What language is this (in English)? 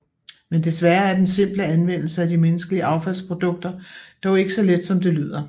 Danish